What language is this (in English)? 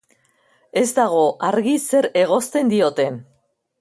Basque